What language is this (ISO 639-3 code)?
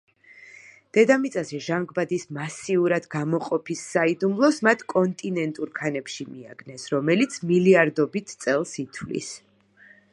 kat